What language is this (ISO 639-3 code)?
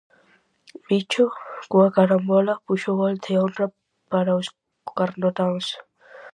glg